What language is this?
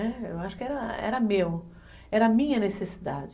Portuguese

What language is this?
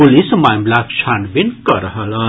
Maithili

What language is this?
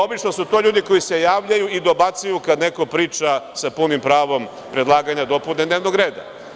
Serbian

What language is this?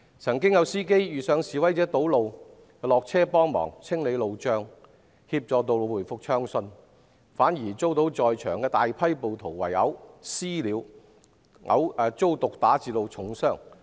Cantonese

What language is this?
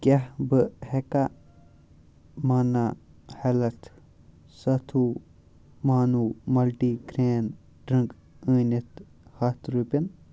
Kashmiri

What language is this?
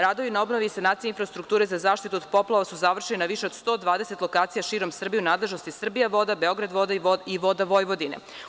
Serbian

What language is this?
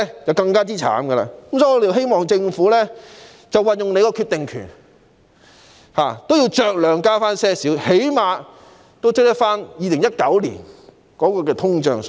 Cantonese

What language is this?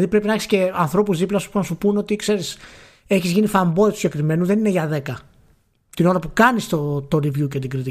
Greek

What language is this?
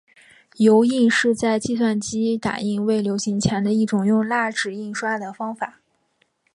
Chinese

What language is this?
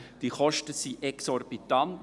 Swiss German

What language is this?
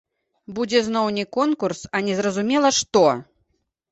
Belarusian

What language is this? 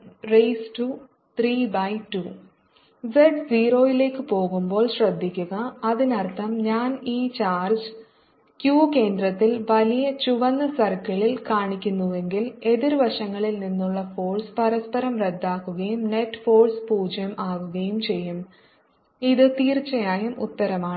Malayalam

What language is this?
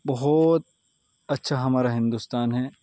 Urdu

